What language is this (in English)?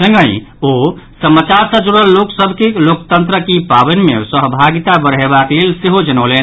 Maithili